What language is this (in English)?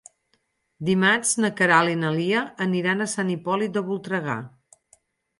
Catalan